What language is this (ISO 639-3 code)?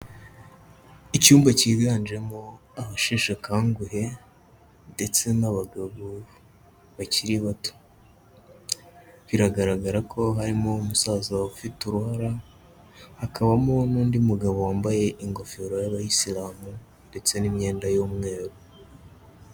kin